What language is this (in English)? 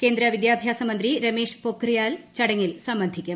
Malayalam